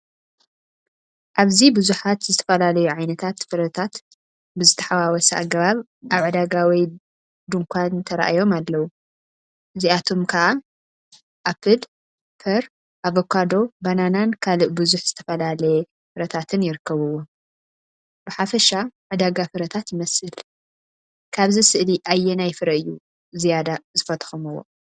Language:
Tigrinya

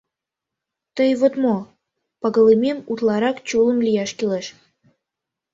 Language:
Mari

